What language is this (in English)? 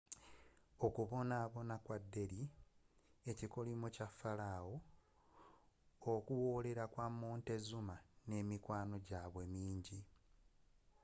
Ganda